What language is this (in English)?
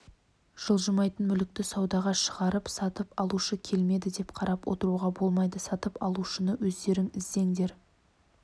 Kazakh